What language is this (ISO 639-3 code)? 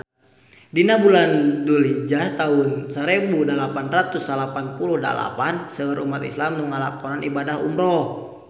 sun